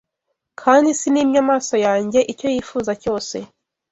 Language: Kinyarwanda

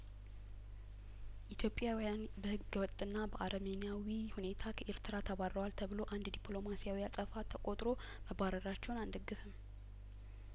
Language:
Amharic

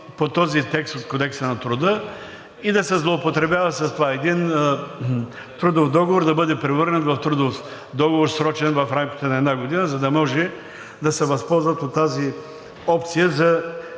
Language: Bulgarian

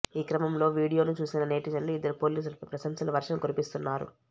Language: Telugu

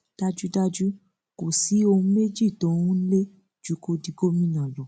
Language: Yoruba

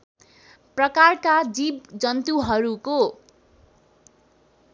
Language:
Nepali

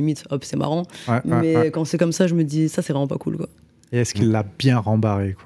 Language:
French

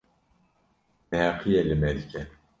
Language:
Kurdish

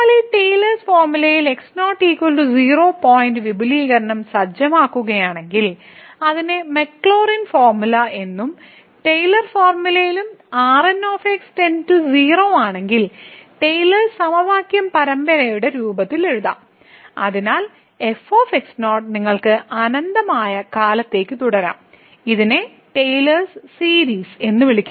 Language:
Malayalam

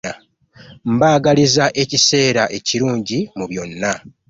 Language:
Ganda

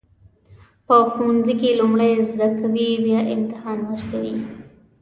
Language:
Pashto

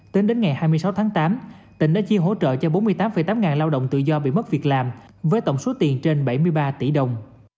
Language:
Vietnamese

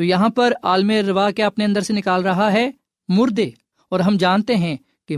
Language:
Urdu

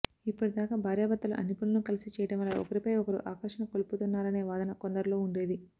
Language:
Telugu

